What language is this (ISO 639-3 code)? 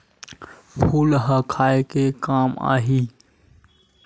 hne